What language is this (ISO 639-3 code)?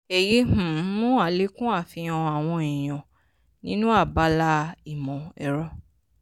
yor